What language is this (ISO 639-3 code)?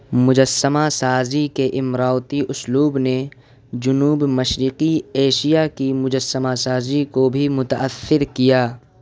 urd